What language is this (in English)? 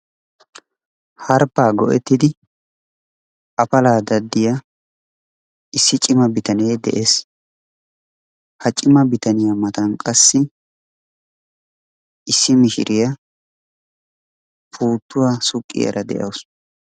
Wolaytta